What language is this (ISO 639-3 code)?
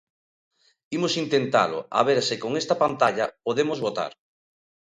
glg